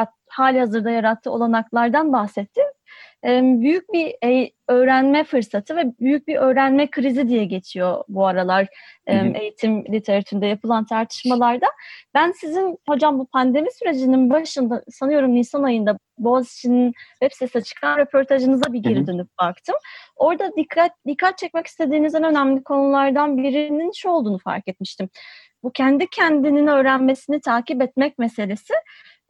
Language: Turkish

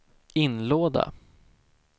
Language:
Swedish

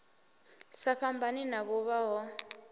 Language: Venda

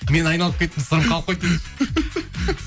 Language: Kazakh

